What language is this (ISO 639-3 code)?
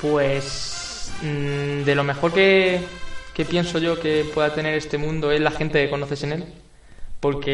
spa